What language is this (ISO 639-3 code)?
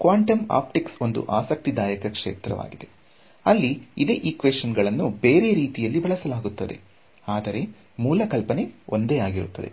kan